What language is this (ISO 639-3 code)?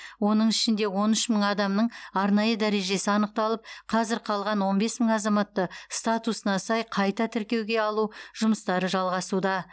kaz